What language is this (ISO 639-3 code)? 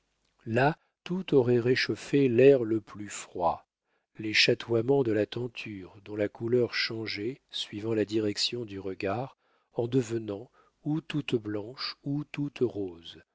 fra